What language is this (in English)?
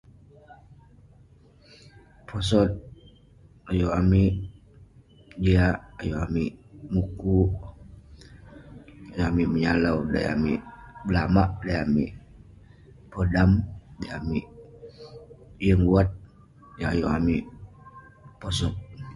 Western Penan